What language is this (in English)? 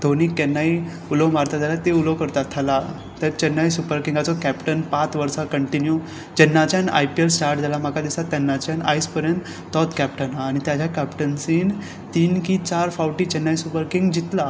Konkani